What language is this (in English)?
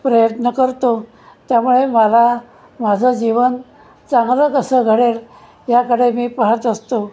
Marathi